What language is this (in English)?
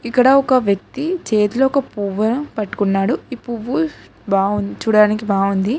Telugu